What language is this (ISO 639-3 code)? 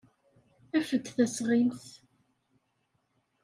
kab